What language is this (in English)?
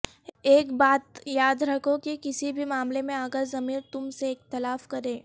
Urdu